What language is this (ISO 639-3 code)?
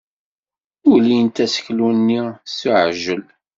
kab